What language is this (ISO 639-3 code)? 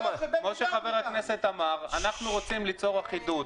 heb